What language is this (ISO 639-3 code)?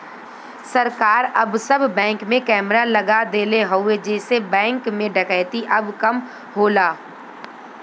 bho